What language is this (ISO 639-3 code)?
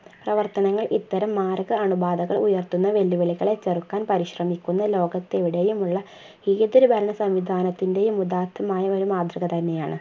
mal